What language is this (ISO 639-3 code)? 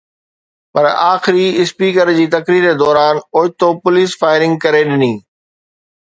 snd